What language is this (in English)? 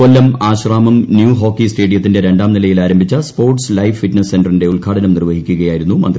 Malayalam